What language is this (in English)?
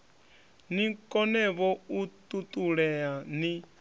Venda